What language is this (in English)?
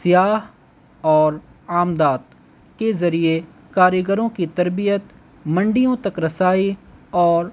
Urdu